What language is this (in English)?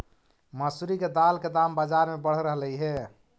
Magahi